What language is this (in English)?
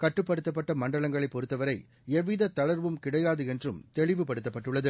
Tamil